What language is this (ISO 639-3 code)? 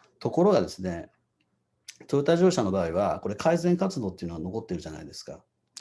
jpn